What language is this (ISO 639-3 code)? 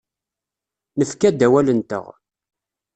kab